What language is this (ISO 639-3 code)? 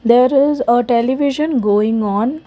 eng